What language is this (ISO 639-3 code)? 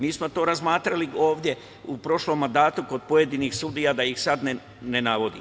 srp